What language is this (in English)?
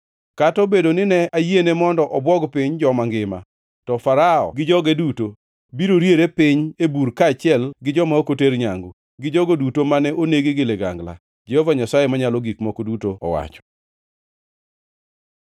Luo (Kenya and Tanzania)